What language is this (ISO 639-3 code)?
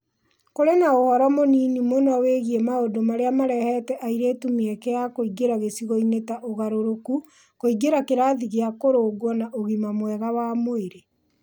kik